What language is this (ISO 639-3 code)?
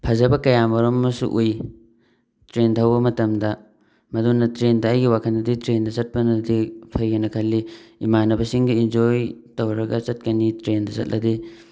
mni